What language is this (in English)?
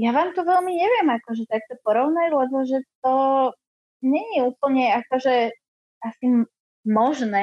Slovak